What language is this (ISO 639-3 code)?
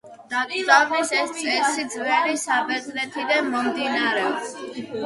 kat